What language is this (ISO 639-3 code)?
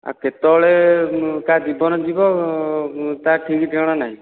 ori